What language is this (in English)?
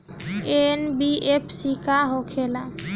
Bhojpuri